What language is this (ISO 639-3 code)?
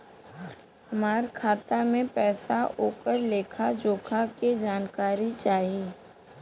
bho